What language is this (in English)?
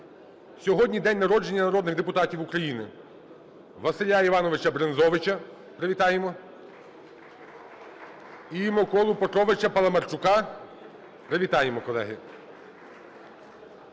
Ukrainian